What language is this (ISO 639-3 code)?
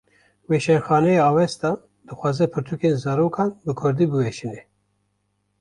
kur